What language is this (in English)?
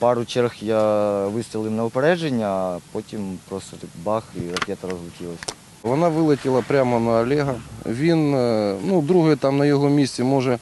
Ukrainian